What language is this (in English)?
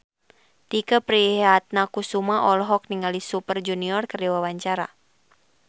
Sundanese